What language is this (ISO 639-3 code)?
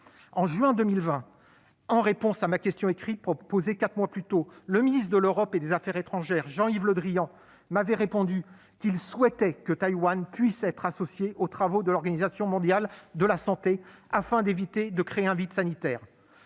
fra